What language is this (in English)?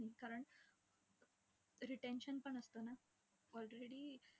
Marathi